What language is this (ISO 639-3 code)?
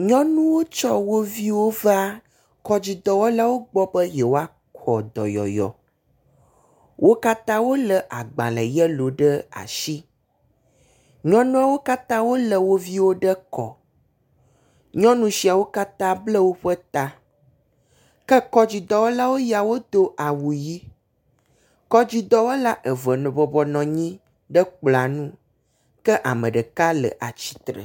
ewe